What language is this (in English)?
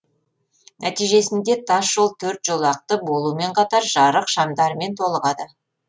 Kazakh